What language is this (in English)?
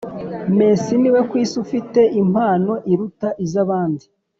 Kinyarwanda